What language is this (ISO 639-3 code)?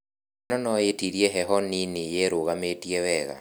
kik